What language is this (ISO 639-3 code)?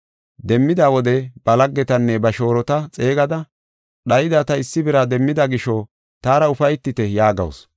gof